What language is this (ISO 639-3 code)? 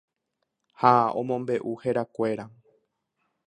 grn